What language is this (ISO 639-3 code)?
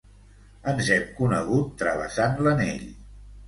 cat